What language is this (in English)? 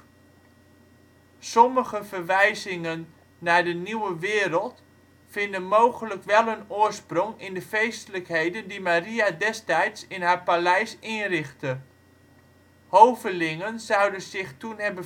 Dutch